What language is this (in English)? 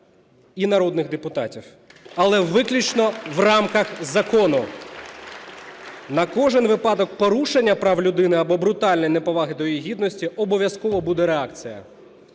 Ukrainian